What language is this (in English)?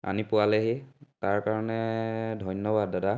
Assamese